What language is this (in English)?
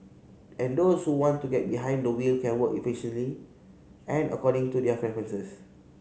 English